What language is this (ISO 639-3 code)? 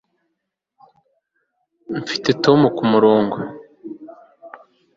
kin